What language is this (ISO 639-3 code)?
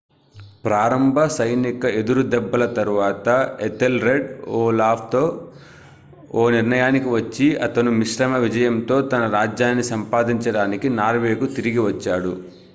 tel